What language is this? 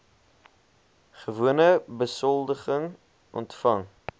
Afrikaans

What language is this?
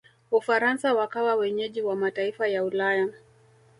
Swahili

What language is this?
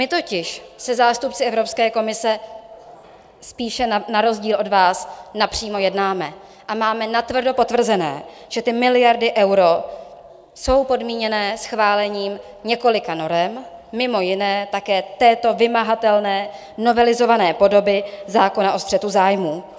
Czech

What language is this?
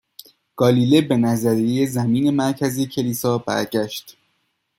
Persian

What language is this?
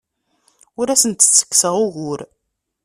Kabyle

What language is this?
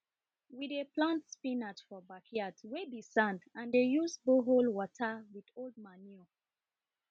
Nigerian Pidgin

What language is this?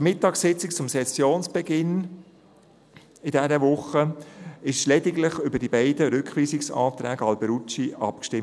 Swiss German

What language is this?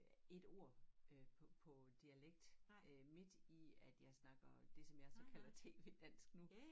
Danish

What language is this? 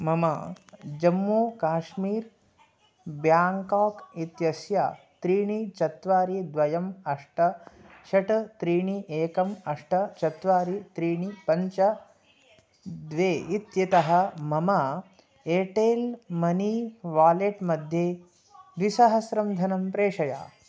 Sanskrit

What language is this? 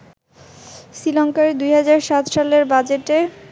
Bangla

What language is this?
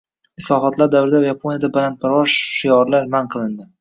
Uzbek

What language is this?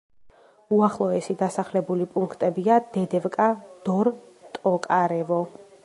Georgian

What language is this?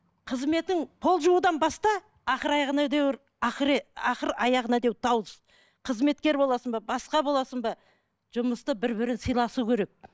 Kazakh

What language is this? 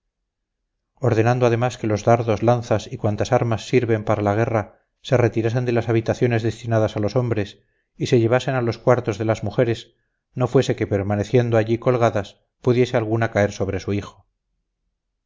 Spanish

